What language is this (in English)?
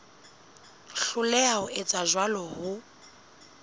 Southern Sotho